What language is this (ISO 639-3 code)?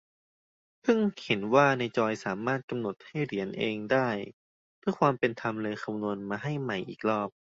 tha